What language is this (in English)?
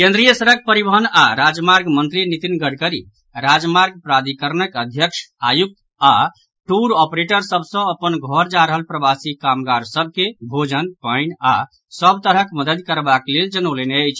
Maithili